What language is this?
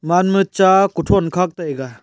Wancho Naga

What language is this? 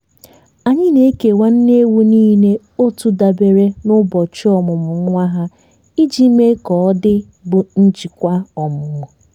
Igbo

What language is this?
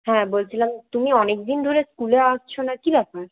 Bangla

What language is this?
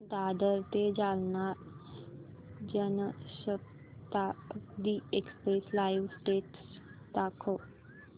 Marathi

